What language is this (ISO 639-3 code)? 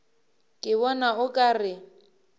nso